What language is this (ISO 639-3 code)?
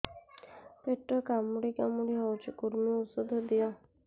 ori